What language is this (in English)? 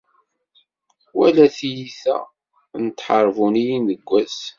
Kabyle